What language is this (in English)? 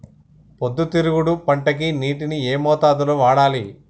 Telugu